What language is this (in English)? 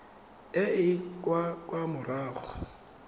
Tswana